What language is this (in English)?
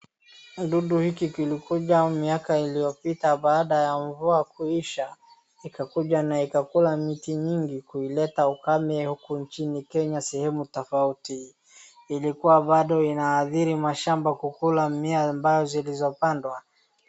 Swahili